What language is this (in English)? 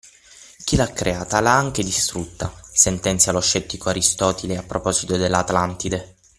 Italian